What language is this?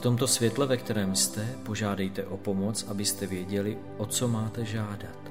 Czech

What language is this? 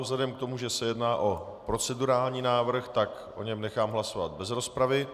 Czech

